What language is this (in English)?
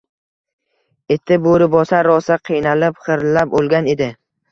Uzbek